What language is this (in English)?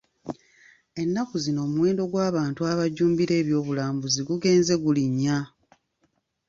Ganda